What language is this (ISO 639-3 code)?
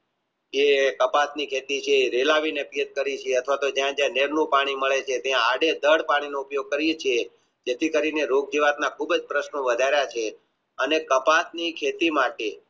guj